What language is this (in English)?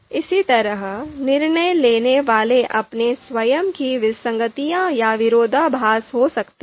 Hindi